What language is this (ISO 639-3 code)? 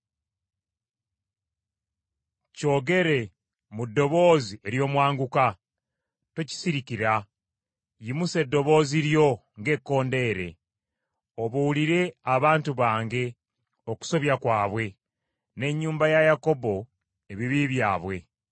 lug